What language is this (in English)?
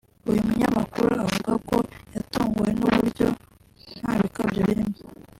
Kinyarwanda